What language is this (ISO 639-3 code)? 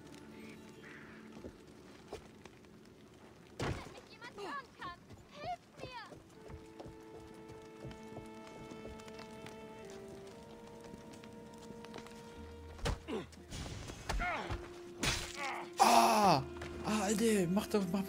deu